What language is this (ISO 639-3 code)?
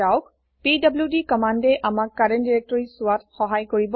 asm